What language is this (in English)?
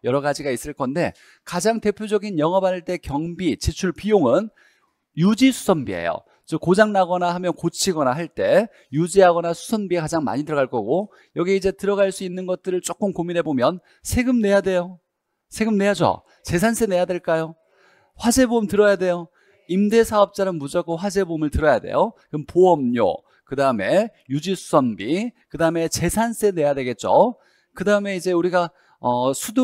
Korean